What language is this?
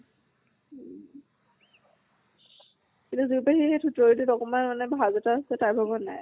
Assamese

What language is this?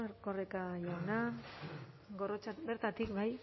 Basque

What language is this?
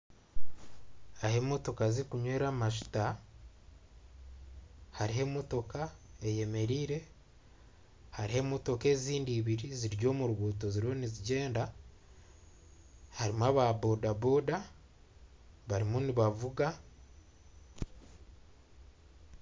Nyankole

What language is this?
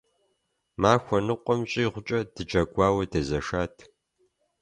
Kabardian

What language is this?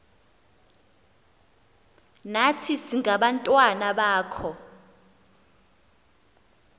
Xhosa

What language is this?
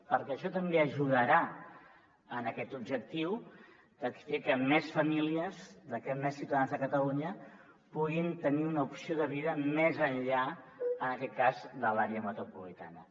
Catalan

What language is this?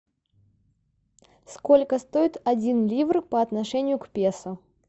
Russian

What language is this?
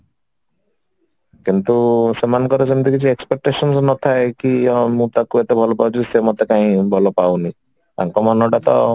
Odia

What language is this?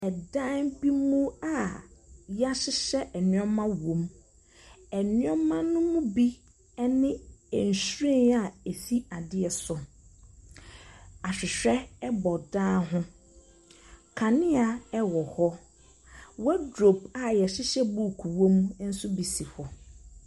Akan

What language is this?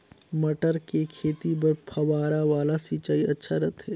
Chhattisgarhi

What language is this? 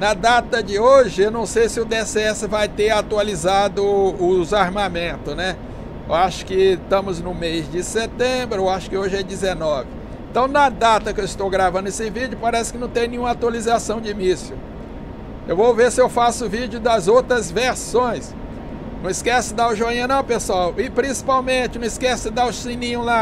Portuguese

